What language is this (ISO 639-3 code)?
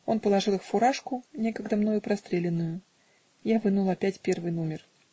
rus